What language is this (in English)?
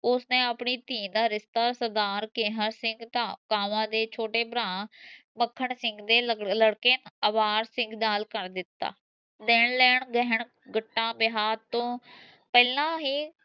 Punjabi